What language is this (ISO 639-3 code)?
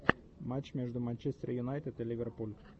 rus